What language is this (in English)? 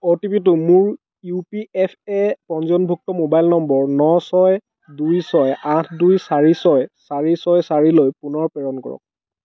Assamese